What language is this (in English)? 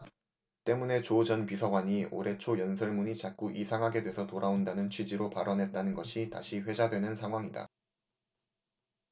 Korean